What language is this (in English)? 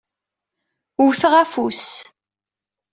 Kabyle